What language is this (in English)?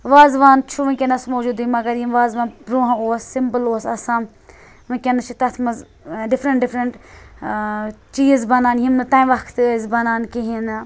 Kashmiri